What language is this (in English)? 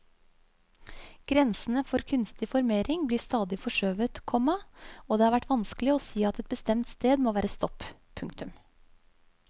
Norwegian